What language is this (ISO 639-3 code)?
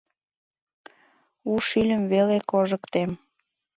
chm